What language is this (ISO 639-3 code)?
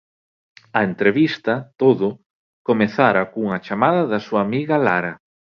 glg